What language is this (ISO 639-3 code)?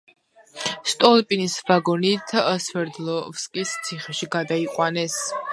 kat